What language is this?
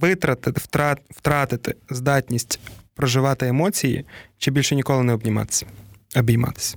Ukrainian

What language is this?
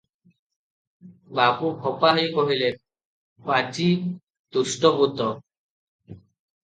Odia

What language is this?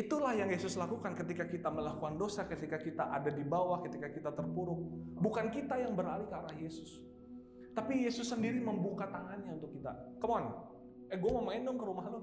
Indonesian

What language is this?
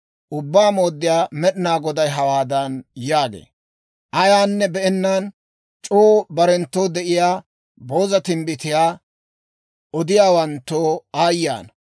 Dawro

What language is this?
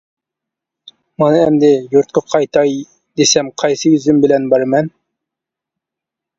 Uyghur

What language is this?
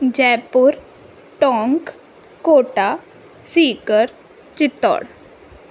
Sindhi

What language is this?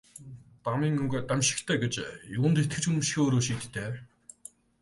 Mongolian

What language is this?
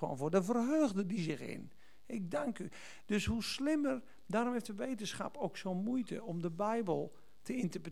Dutch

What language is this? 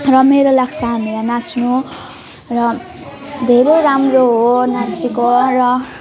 Nepali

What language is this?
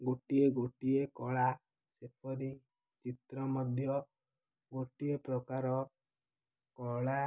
Odia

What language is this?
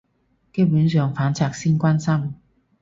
Cantonese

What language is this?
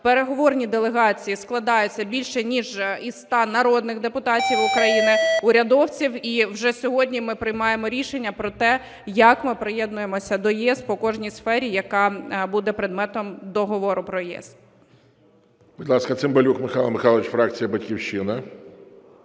Ukrainian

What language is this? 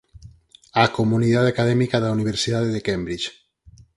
Galician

